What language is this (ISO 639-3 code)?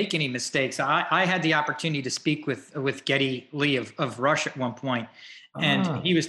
eng